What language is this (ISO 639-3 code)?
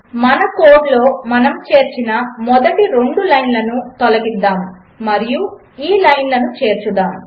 tel